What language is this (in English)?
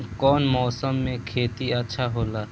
Bhojpuri